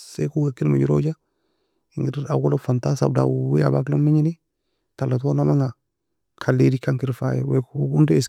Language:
Nobiin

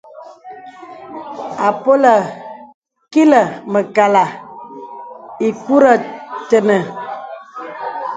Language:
Bebele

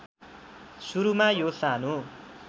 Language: Nepali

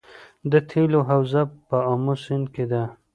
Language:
Pashto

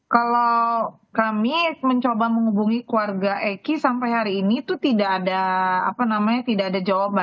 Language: Indonesian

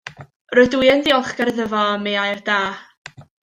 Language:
Welsh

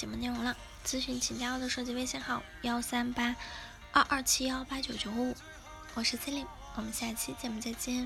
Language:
Chinese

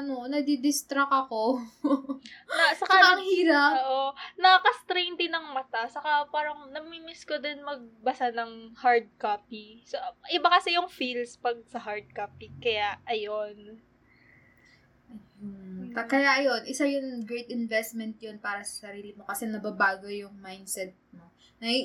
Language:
Filipino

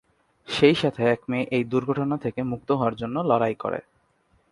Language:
Bangla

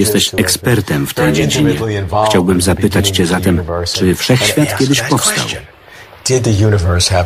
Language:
Polish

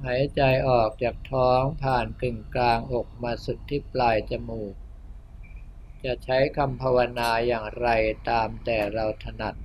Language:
Thai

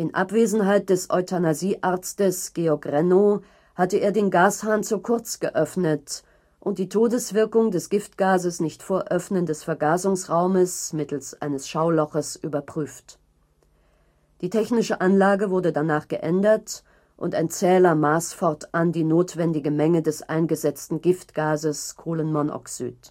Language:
German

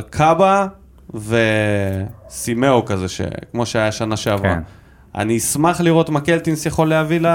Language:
Hebrew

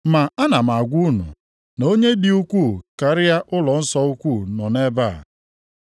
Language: Igbo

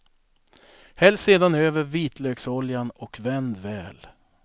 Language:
Swedish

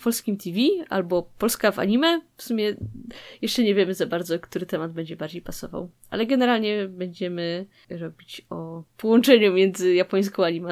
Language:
Polish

